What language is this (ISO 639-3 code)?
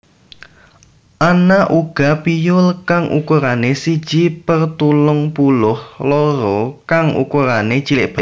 jav